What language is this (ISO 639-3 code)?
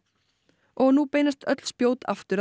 isl